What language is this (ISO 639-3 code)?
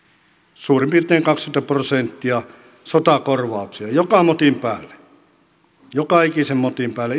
fin